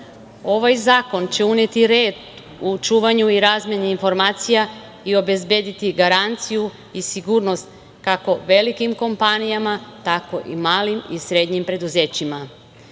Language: Serbian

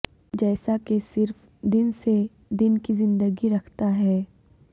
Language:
Urdu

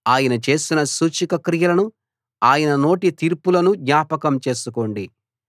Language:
Telugu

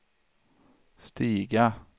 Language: Swedish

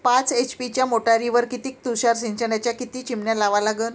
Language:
Marathi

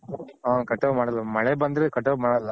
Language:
Kannada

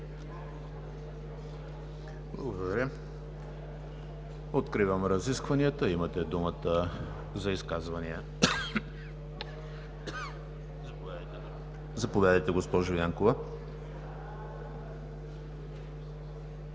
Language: Bulgarian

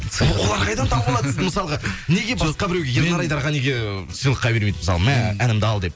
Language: Kazakh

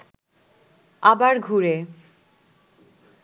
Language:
Bangla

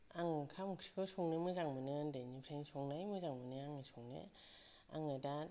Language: Bodo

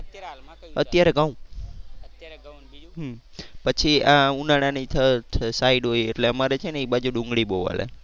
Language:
Gujarati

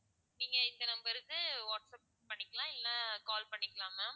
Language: Tamil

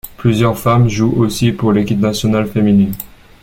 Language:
French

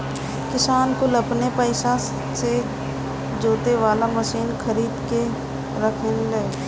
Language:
Bhojpuri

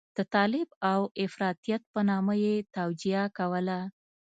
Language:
Pashto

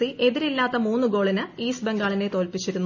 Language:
Malayalam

